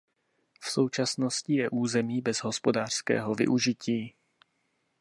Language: Czech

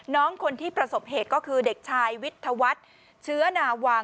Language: Thai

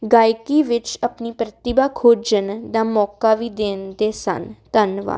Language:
Punjabi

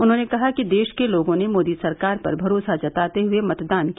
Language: Hindi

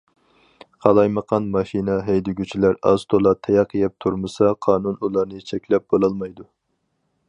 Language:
Uyghur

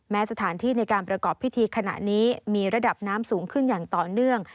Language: Thai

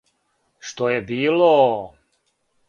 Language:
Serbian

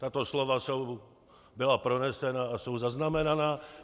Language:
Czech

